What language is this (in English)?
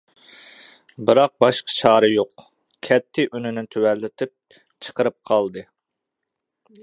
Uyghur